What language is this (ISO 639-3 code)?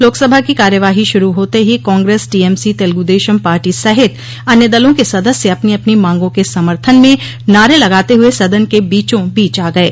hin